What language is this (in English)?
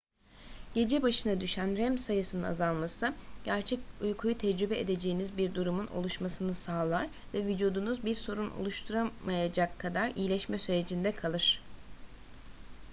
Turkish